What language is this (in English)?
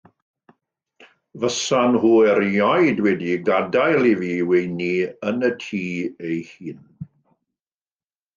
Welsh